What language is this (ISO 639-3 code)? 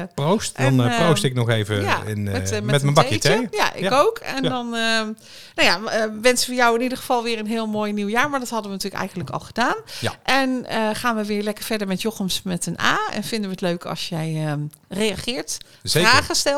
nld